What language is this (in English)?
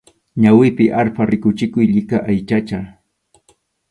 Arequipa-La Unión Quechua